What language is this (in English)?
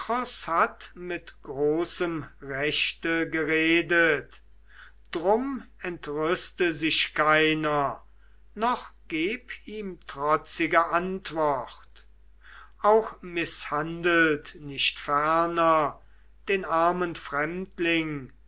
German